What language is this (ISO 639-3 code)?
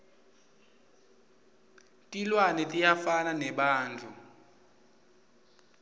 ssw